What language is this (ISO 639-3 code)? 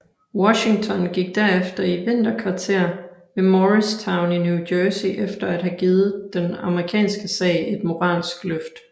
dan